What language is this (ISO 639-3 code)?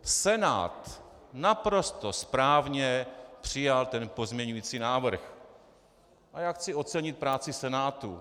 ces